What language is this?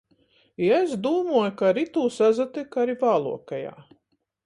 Latgalian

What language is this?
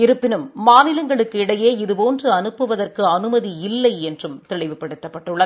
Tamil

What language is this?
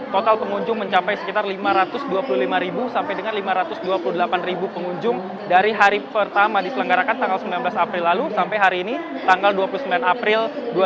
Indonesian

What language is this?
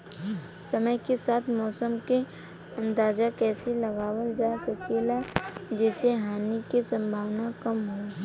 Bhojpuri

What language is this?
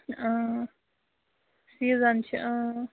Kashmiri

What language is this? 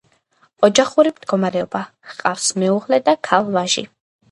Georgian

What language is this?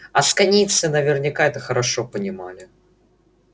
Russian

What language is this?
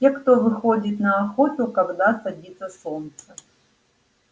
Russian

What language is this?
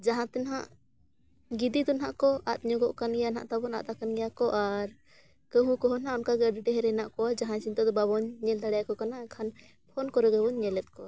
Santali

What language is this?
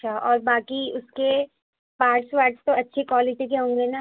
Urdu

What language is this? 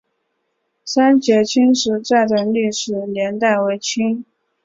Chinese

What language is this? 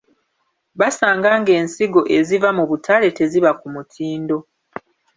Ganda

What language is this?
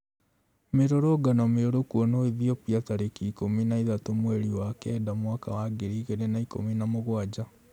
Kikuyu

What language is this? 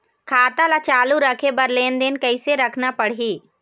Chhattisgarhi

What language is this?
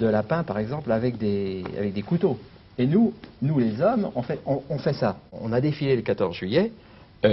French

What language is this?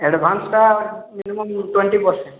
Odia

